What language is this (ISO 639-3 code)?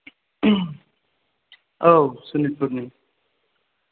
brx